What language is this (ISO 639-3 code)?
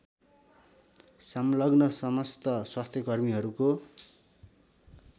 nep